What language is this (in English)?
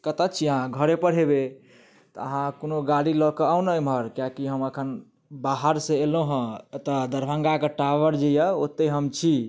Maithili